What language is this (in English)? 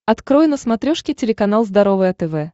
Russian